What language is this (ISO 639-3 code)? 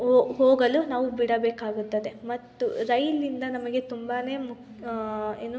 kan